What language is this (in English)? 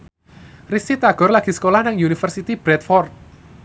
Javanese